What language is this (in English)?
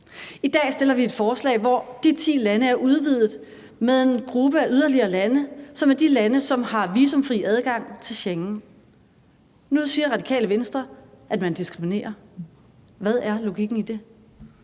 Danish